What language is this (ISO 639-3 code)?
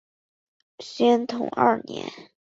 zho